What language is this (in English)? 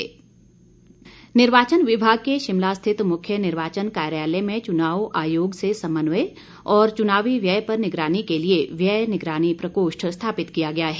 Hindi